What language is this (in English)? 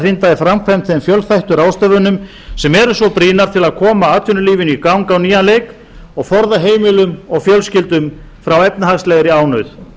Icelandic